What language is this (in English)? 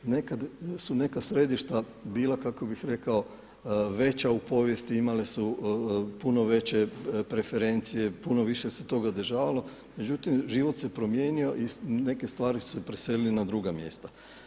Croatian